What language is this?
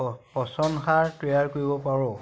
Assamese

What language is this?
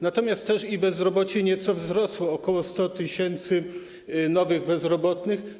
Polish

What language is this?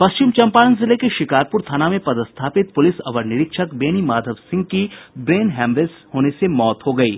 Hindi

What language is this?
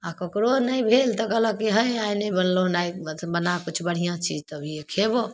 Maithili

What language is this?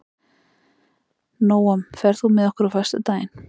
Icelandic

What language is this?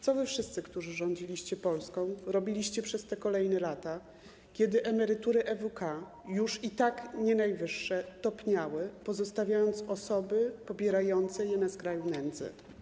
Polish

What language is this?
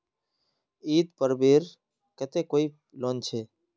Magahi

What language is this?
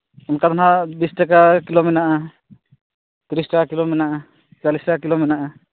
Santali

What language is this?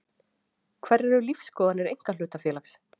Icelandic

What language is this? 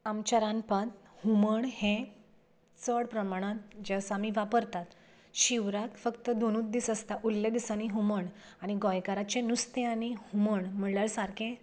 Konkani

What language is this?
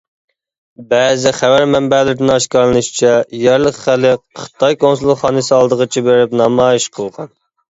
Uyghur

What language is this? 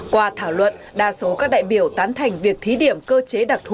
Vietnamese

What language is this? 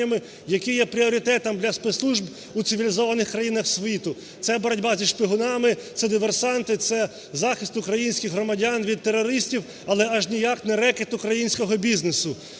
Ukrainian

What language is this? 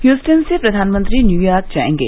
Hindi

